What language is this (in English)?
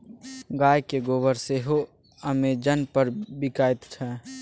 Maithili